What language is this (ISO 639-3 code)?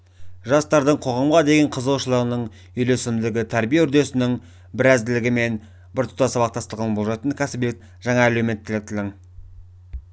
kaz